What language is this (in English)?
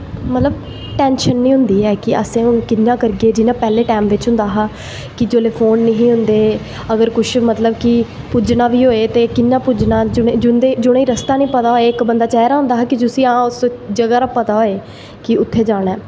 Dogri